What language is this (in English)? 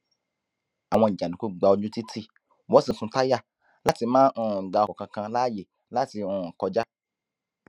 Yoruba